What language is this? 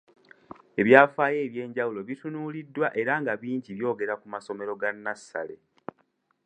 Ganda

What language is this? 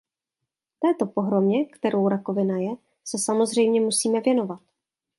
Czech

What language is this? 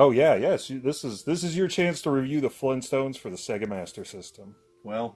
English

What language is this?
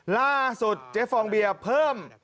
Thai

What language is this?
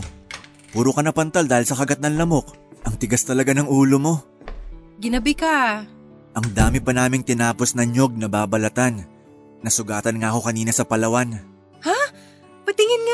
Filipino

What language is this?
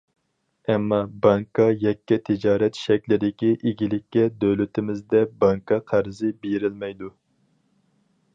Uyghur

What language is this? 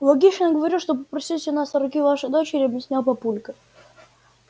Russian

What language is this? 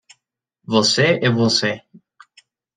Spanish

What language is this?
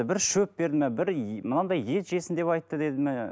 Kazakh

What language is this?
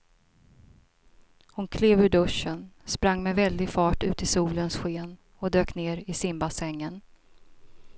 Swedish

